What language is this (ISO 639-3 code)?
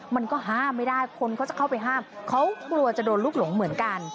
tha